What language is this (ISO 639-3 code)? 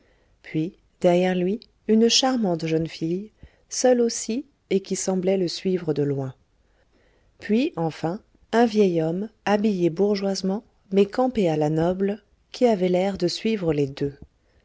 fra